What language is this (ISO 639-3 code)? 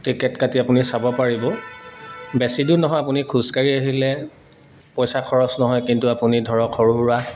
asm